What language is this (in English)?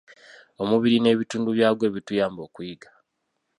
Ganda